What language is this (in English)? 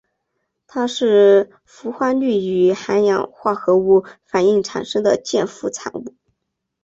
Chinese